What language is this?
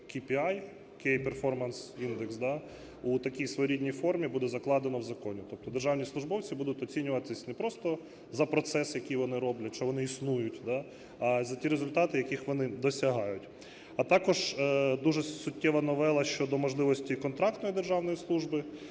Ukrainian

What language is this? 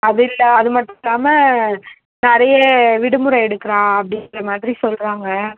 Tamil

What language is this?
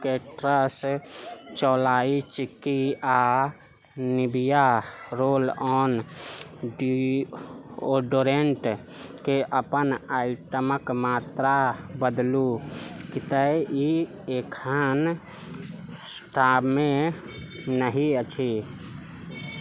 Maithili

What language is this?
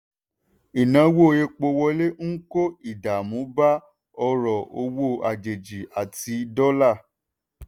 Yoruba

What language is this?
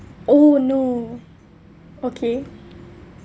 English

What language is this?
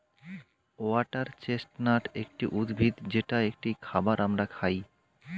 Bangla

